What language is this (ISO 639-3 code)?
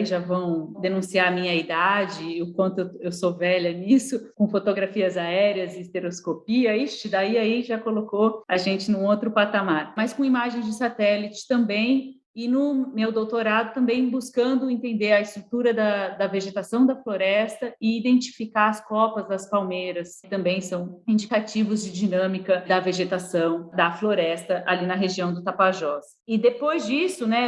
por